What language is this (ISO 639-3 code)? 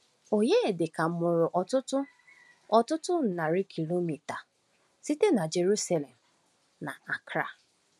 ibo